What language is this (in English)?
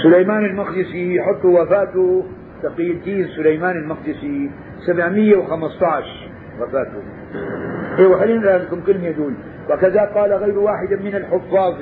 Arabic